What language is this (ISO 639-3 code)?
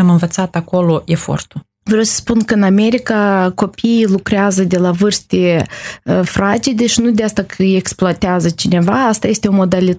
ron